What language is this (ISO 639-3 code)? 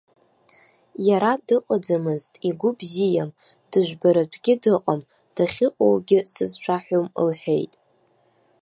abk